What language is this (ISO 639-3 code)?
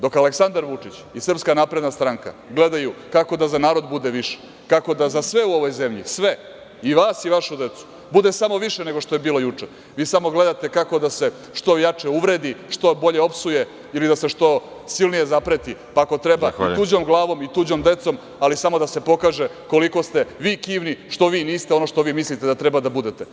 srp